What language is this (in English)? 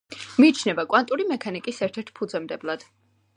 Georgian